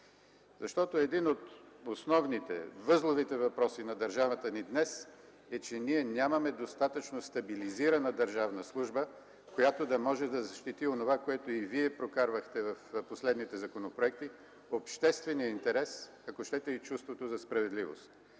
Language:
Bulgarian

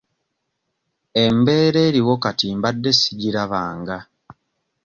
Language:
Ganda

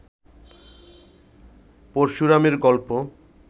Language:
Bangla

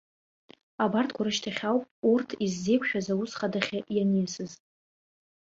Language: Abkhazian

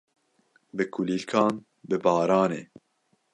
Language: Kurdish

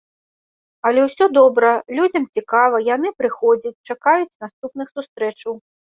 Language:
Belarusian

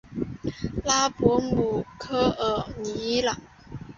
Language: Chinese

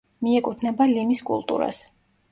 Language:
Georgian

